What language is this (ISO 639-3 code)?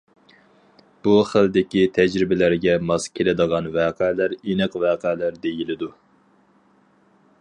uig